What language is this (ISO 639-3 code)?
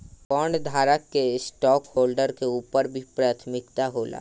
bho